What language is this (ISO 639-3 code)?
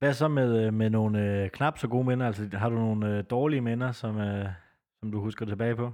dan